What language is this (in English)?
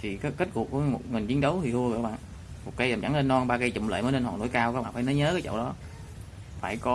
Vietnamese